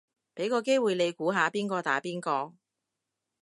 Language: Cantonese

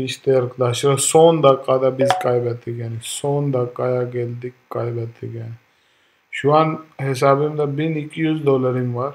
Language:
Turkish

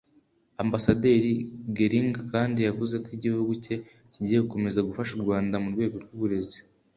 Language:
Kinyarwanda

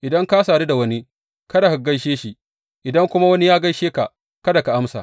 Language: Hausa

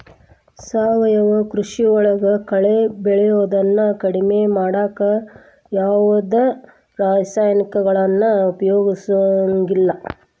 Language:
Kannada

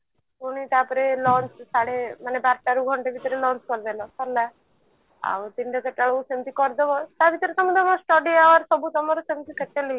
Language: Odia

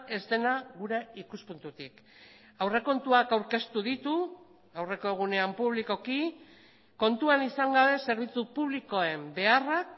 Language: Basque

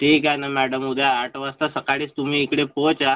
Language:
Marathi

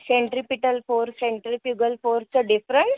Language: Marathi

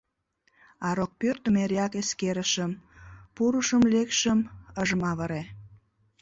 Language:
Mari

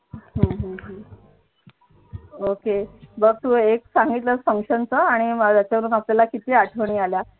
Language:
Marathi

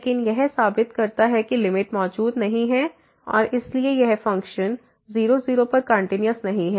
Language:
Hindi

